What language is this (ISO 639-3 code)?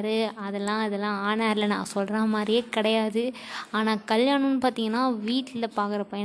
tam